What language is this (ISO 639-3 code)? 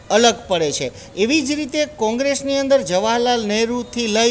guj